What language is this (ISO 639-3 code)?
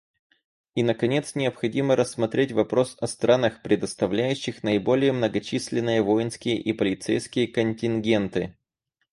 rus